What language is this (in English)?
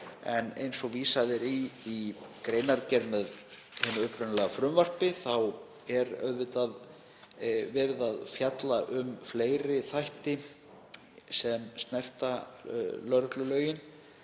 Icelandic